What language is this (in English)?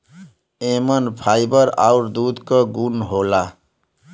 Bhojpuri